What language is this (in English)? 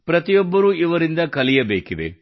Kannada